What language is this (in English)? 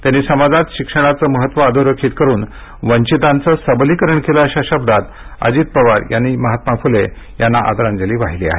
Marathi